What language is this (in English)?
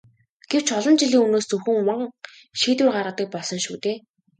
Mongolian